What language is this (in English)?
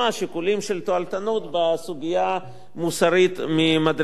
Hebrew